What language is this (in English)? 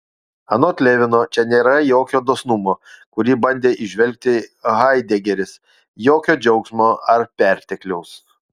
Lithuanian